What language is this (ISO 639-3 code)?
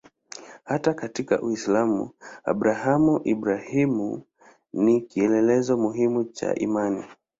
swa